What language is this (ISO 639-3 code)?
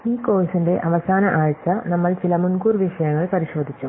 mal